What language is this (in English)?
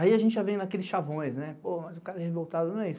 Portuguese